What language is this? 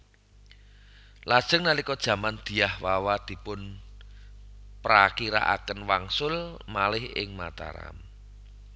Javanese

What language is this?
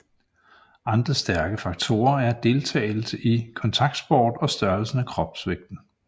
Danish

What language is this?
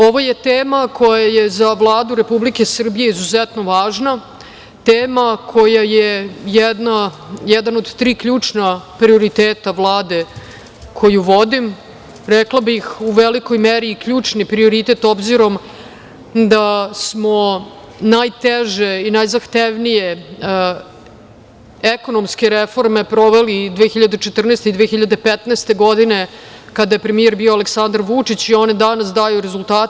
Serbian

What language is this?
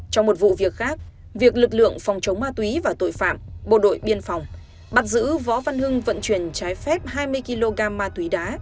Vietnamese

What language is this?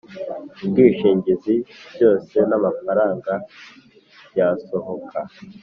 Kinyarwanda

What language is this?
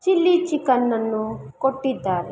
Kannada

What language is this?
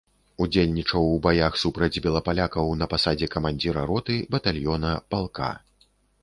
Belarusian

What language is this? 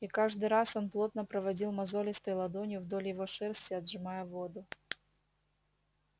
Russian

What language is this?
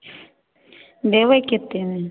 Maithili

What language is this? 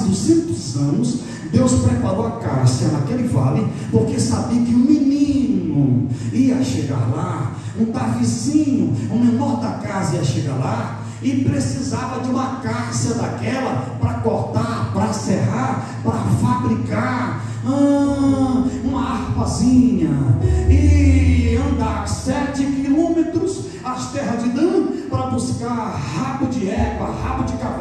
Portuguese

